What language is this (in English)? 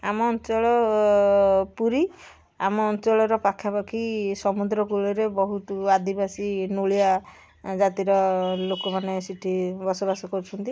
Odia